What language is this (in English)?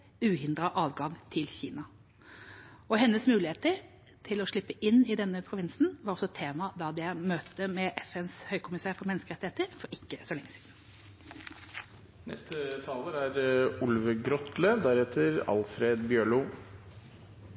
Norwegian